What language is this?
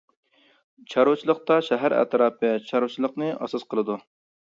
Uyghur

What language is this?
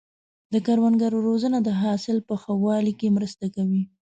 Pashto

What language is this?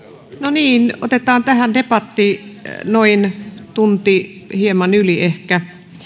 Finnish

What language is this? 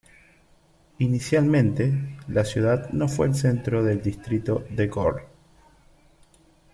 Spanish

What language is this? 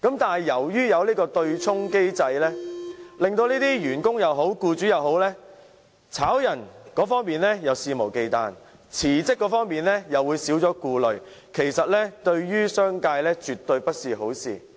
Cantonese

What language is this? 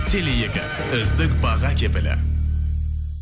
Kazakh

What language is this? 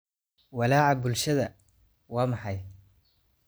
Somali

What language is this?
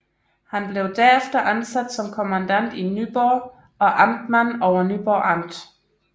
Danish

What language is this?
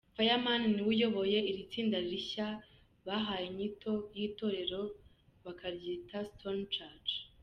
Kinyarwanda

